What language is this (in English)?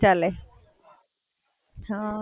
Gujarati